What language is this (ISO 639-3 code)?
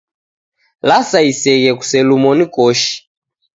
dav